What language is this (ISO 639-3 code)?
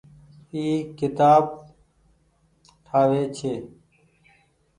gig